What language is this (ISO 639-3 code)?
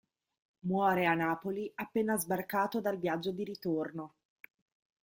ita